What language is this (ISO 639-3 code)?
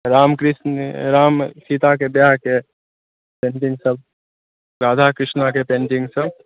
mai